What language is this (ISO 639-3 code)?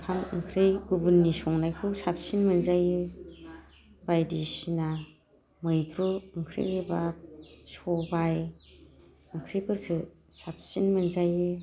brx